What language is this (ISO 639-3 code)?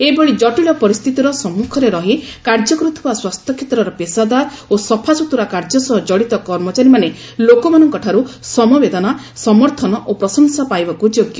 ori